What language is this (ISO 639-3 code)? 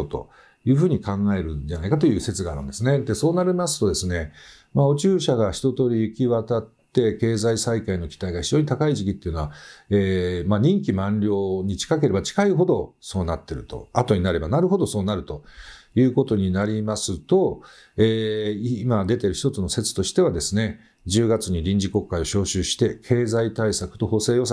jpn